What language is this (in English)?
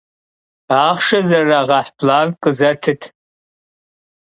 Kabardian